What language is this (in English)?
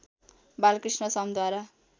Nepali